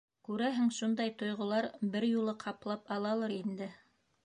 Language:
Bashkir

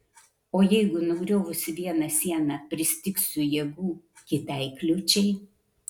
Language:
Lithuanian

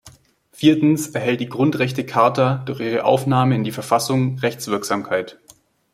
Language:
German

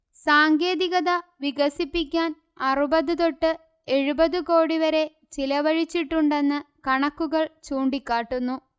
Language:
Malayalam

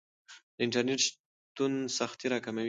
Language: Pashto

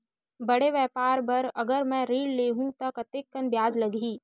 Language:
Chhattisgarhi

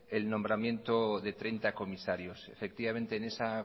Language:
Spanish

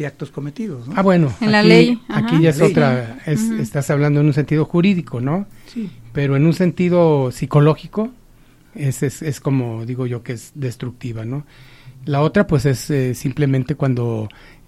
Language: Spanish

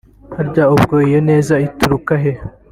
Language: Kinyarwanda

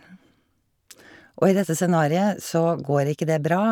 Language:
Norwegian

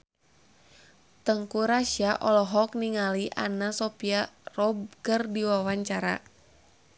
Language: Sundanese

